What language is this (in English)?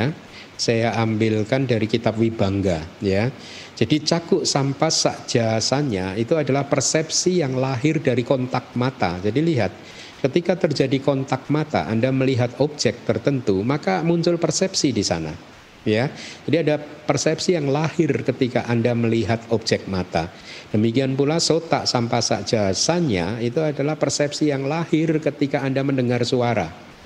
Indonesian